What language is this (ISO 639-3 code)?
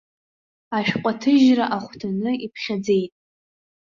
abk